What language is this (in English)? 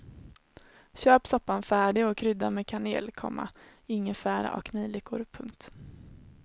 Swedish